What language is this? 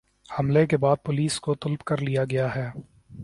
Urdu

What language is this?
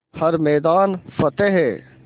Hindi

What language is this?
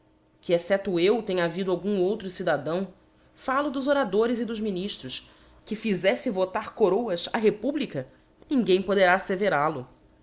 Portuguese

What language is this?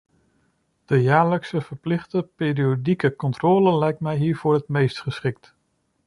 Dutch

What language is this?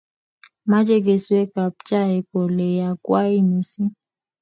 Kalenjin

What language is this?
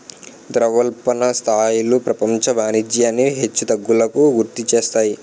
Telugu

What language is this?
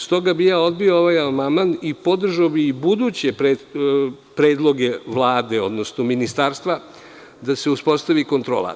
Serbian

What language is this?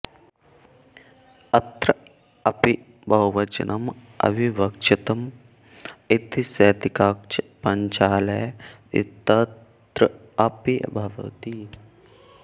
Sanskrit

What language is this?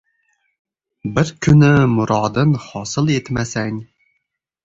Uzbek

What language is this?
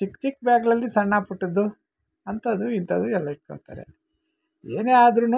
Kannada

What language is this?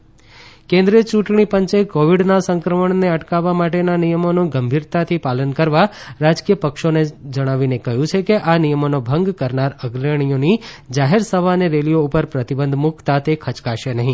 Gujarati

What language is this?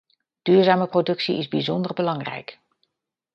Dutch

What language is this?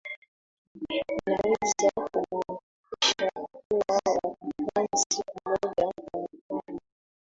Swahili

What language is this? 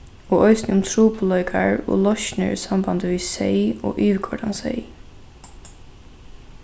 Faroese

